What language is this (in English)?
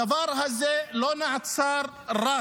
Hebrew